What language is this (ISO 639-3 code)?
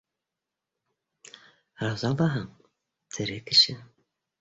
bak